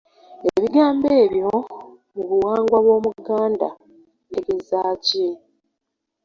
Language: Ganda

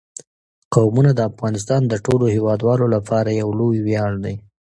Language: Pashto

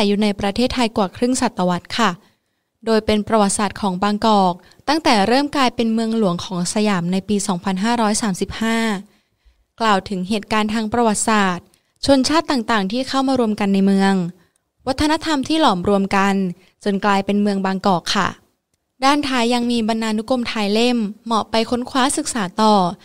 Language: Thai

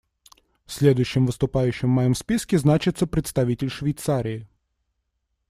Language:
Russian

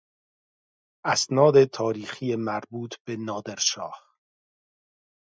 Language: Persian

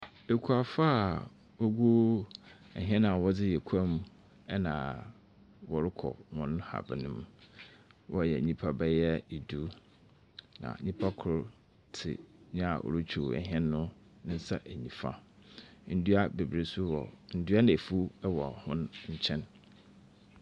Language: Akan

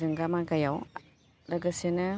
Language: Bodo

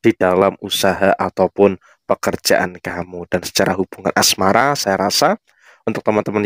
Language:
Indonesian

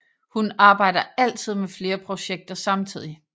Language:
Danish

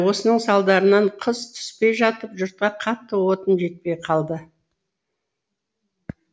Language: Kazakh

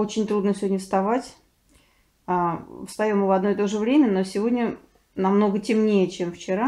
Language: Russian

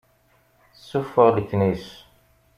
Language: Kabyle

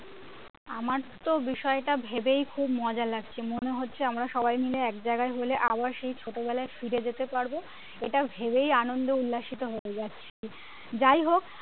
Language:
Bangla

